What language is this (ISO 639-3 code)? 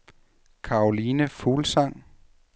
dan